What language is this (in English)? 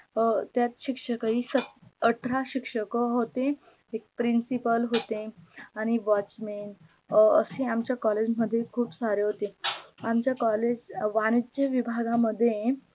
Marathi